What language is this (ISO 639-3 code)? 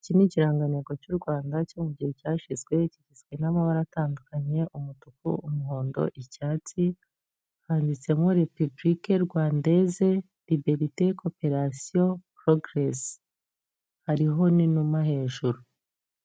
kin